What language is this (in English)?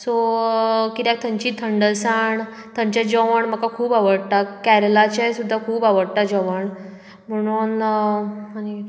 Konkani